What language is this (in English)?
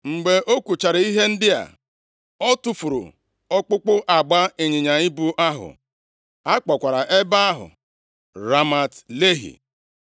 Igbo